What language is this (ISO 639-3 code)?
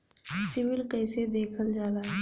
bho